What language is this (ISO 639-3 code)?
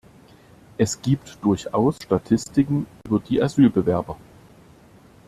deu